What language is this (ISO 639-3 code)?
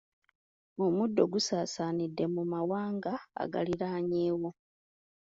lug